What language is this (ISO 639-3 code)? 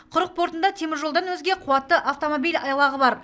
kaz